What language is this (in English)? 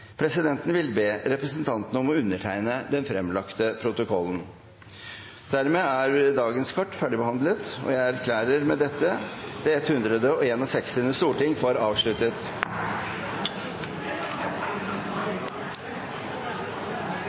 Norwegian Bokmål